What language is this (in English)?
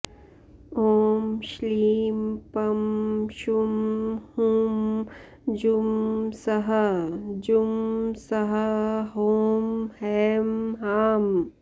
Sanskrit